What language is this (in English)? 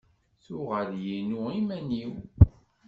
Kabyle